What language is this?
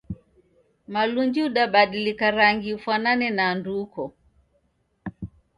Taita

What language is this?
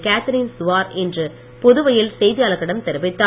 Tamil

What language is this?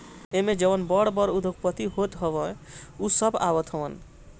Bhojpuri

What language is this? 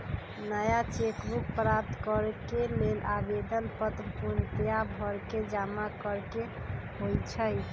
Magahi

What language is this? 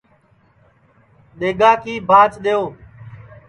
Sansi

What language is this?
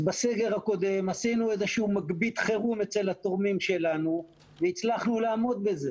Hebrew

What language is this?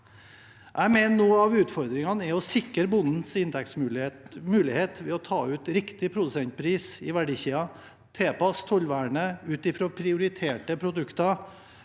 Norwegian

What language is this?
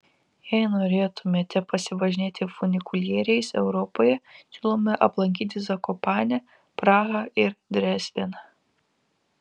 Lithuanian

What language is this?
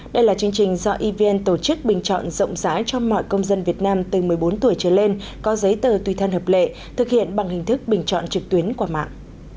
Vietnamese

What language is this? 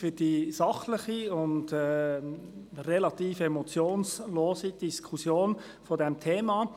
Swiss German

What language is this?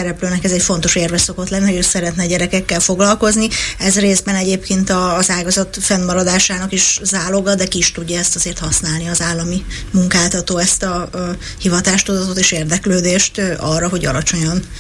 Hungarian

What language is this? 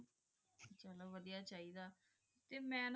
Punjabi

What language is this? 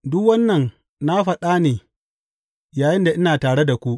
Hausa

